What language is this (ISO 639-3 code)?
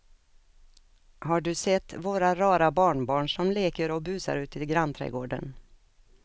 swe